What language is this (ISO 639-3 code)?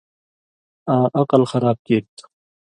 mvy